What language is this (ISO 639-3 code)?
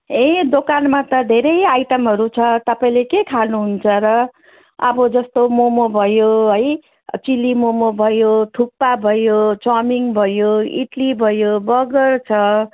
nep